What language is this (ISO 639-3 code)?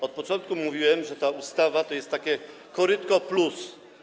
pol